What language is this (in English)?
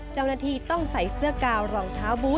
Thai